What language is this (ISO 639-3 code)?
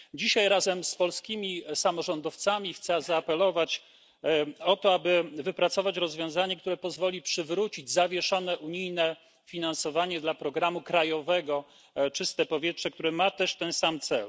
pol